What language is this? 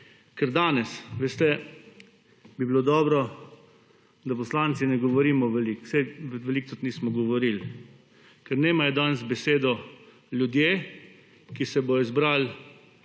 Slovenian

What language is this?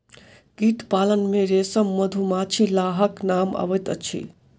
Maithili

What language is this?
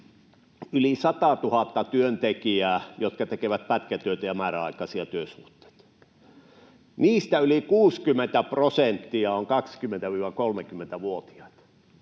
Finnish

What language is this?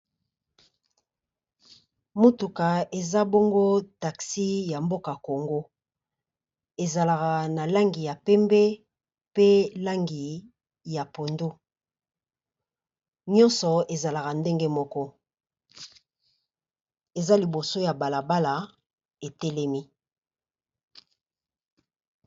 Lingala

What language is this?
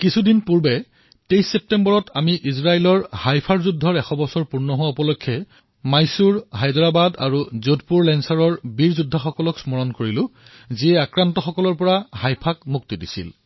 Assamese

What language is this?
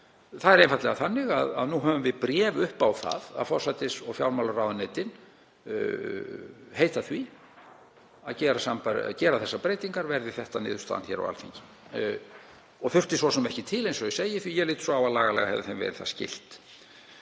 Icelandic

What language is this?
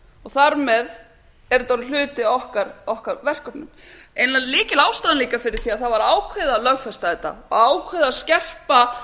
Icelandic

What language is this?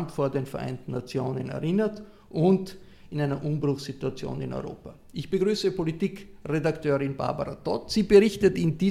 German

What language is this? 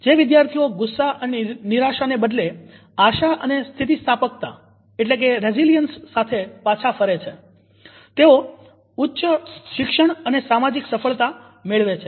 Gujarati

